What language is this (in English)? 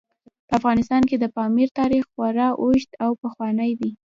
Pashto